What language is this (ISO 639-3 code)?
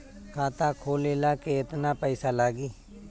bho